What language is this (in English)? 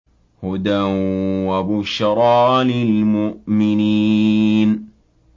Arabic